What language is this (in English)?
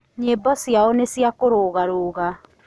Kikuyu